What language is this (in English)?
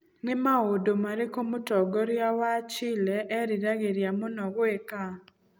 Kikuyu